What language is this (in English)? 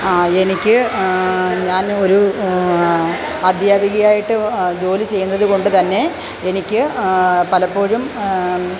Malayalam